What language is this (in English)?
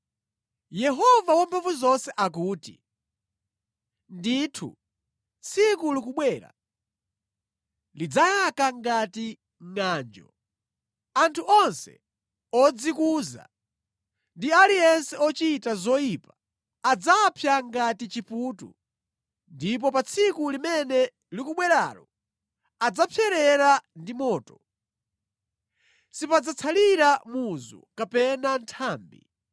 Nyanja